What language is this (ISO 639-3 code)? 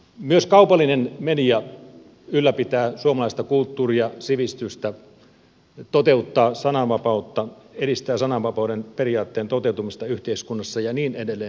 fin